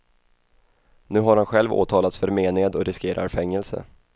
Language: Swedish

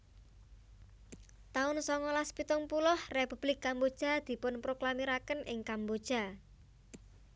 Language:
Javanese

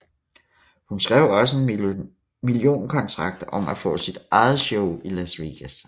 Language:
Danish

